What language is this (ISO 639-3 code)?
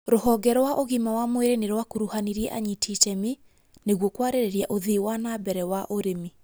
kik